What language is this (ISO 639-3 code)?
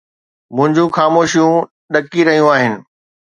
snd